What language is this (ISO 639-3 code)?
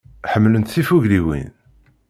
kab